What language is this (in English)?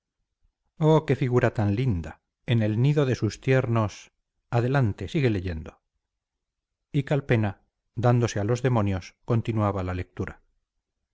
Spanish